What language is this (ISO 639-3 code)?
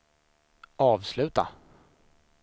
swe